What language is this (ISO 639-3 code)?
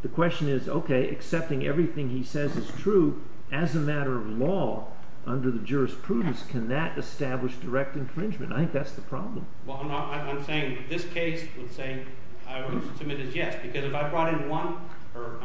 eng